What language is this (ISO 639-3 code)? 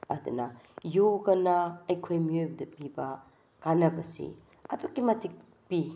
mni